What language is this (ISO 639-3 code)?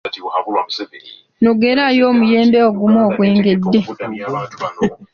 lug